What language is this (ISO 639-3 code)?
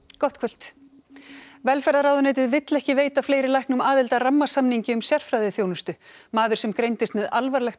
isl